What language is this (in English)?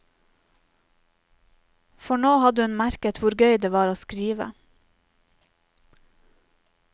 Norwegian